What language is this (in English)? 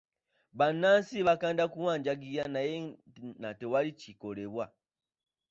Ganda